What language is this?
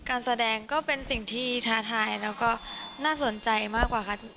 Thai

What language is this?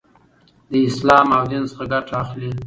Pashto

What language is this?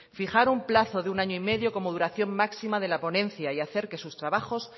Spanish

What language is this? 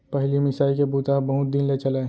Chhattisgarhi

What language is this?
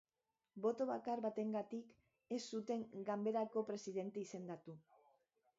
Basque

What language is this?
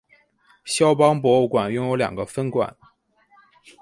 Chinese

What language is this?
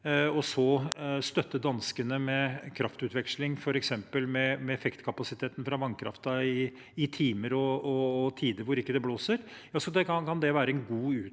Norwegian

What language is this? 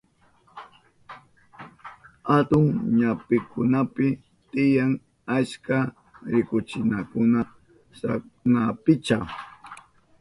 Southern Pastaza Quechua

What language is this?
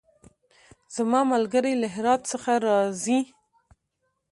Pashto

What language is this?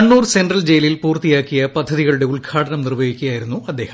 Malayalam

